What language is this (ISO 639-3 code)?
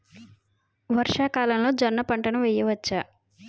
tel